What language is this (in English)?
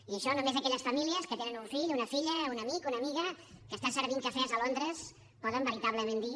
Catalan